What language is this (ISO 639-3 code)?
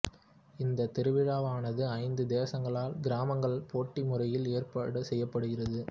tam